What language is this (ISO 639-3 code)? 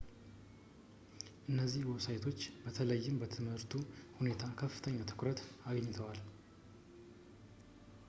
amh